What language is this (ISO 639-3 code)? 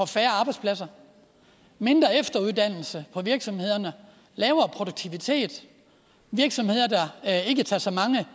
dan